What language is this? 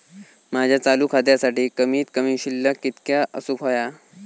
Marathi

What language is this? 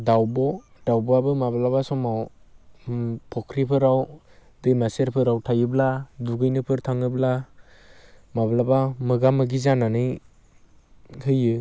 Bodo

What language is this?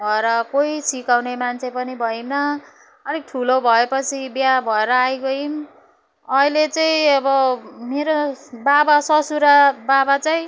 Nepali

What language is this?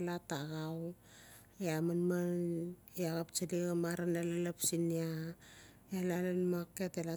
Notsi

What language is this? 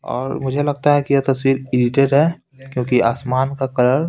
Hindi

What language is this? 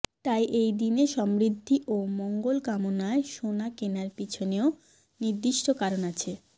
Bangla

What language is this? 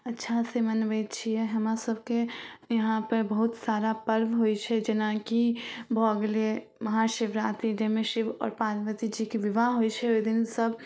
Maithili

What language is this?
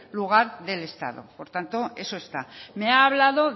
Spanish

